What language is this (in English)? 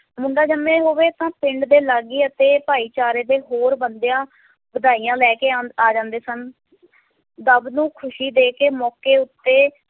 Punjabi